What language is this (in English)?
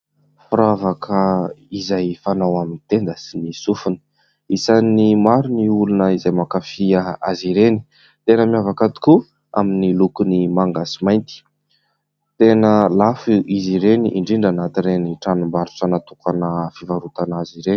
Malagasy